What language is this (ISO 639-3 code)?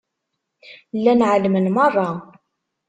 kab